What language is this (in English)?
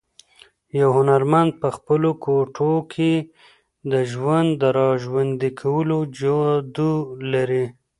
Pashto